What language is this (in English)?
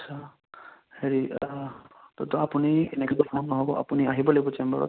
Assamese